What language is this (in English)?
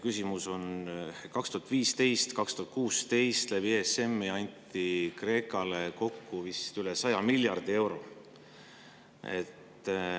Estonian